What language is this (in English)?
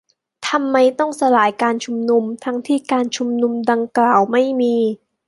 Thai